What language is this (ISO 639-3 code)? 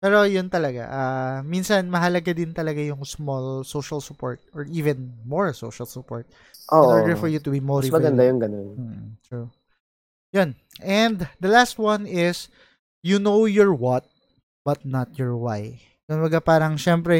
fil